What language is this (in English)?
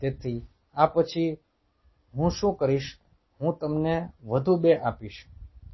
Gujarati